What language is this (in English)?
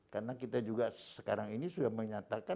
Indonesian